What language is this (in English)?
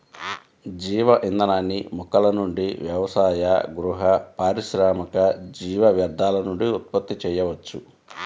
Telugu